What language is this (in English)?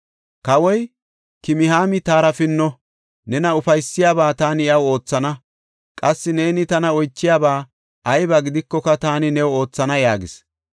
Gofa